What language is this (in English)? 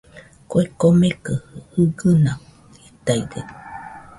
Nüpode Huitoto